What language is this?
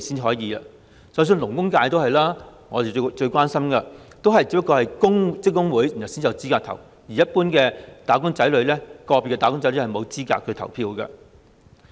Cantonese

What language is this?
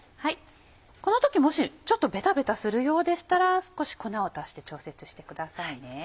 Japanese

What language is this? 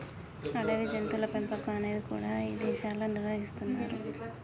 Telugu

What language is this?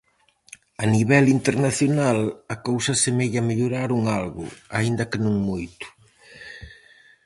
Galician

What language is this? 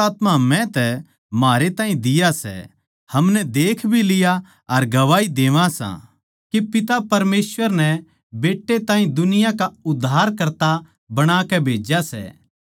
Haryanvi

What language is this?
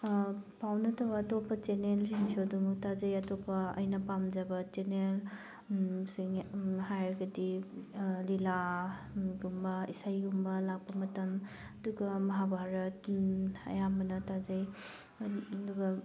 Manipuri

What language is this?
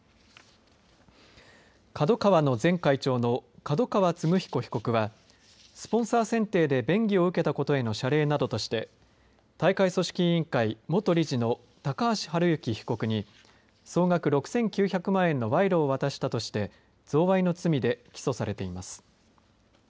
Japanese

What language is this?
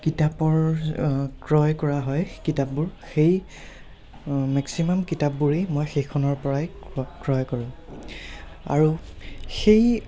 Assamese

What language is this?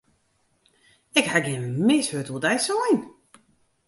Western Frisian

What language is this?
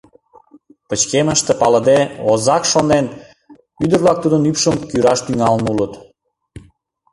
Mari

